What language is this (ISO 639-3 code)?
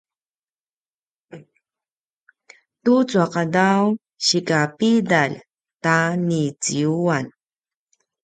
pwn